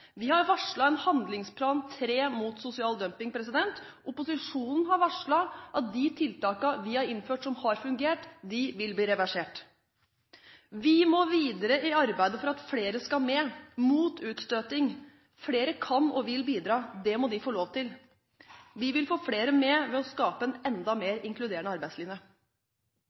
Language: Norwegian Bokmål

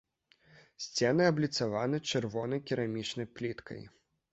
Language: Belarusian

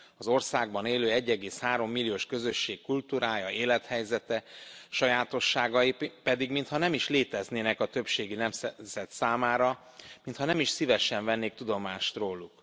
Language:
Hungarian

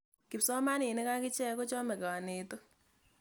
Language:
Kalenjin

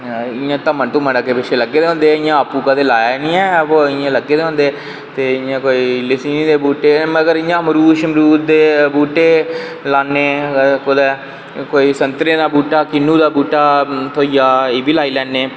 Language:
Dogri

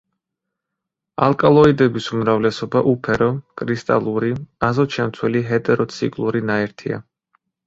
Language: Georgian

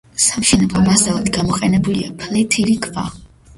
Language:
Georgian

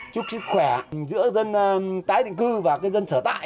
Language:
Vietnamese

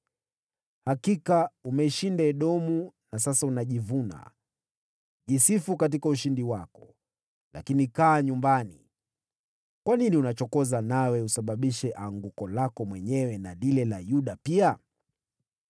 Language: Swahili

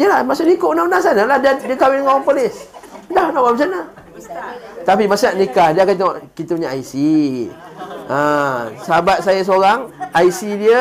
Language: Malay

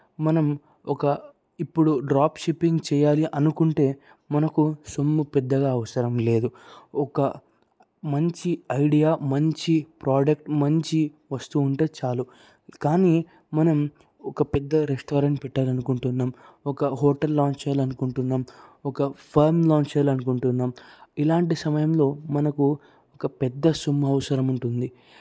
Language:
Telugu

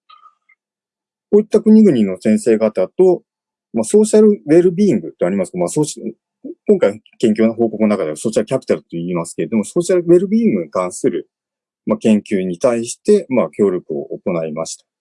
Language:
Japanese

